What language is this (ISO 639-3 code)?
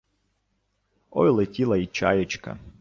ukr